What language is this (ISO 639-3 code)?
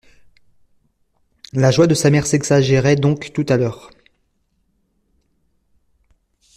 fra